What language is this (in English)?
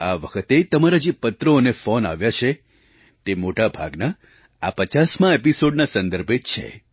Gujarati